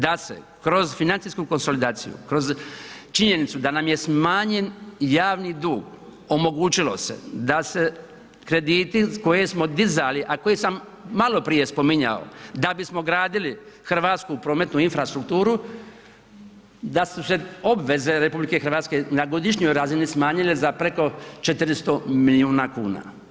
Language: Croatian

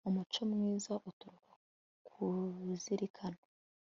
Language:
Kinyarwanda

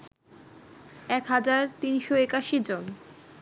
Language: Bangla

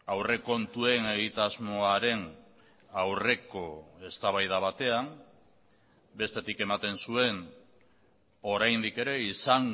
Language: Basque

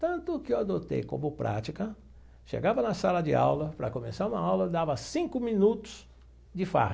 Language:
Portuguese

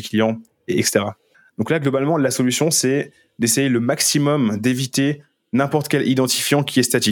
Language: French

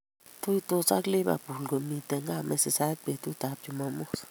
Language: Kalenjin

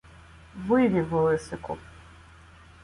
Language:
Ukrainian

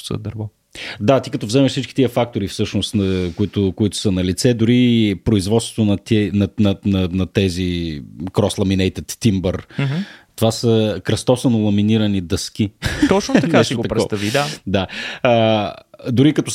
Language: Bulgarian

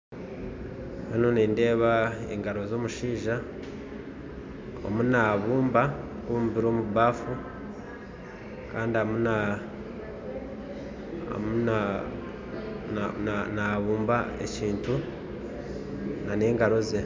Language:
Nyankole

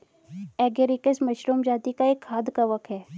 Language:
Hindi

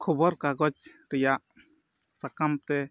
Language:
Santali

